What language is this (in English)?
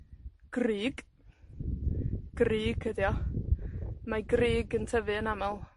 Welsh